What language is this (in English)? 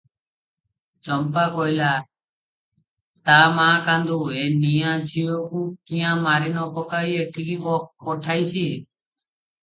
Odia